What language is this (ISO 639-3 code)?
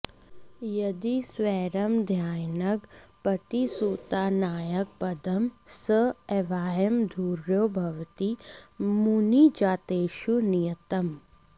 san